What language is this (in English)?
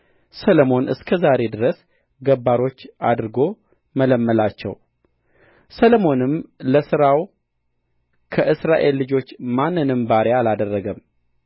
Amharic